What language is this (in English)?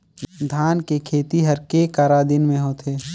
Chhattisgarhi